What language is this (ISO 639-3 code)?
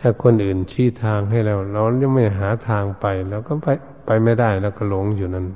tha